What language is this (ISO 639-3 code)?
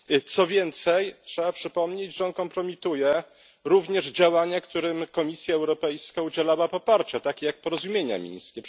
pol